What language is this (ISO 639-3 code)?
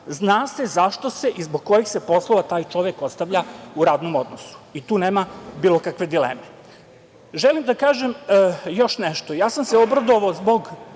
srp